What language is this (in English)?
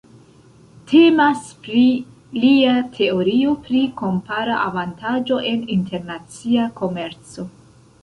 Esperanto